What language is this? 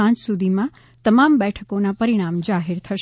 Gujarati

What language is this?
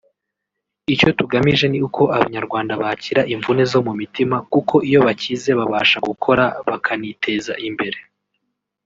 Kinyarwanda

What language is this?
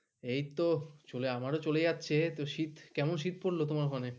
Bangla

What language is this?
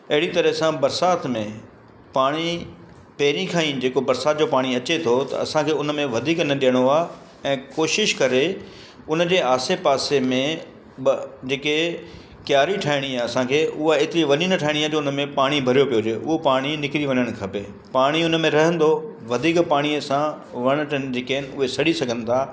Sindhi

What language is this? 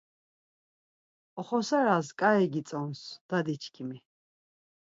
Laz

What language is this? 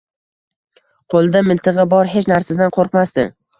Uzbek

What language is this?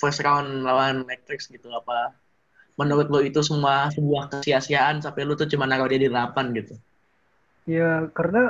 Indonesian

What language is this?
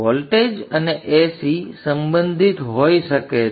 Gujarati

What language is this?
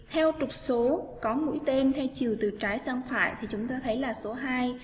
Vietnamese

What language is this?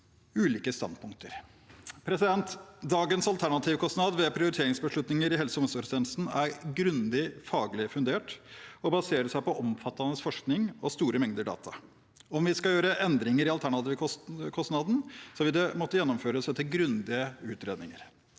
Norwegian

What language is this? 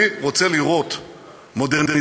Hebrew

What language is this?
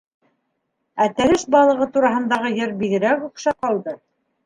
Bashkir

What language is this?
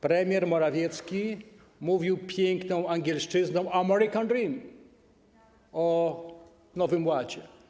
Polish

